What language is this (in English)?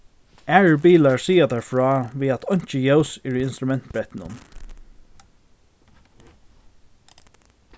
Faroese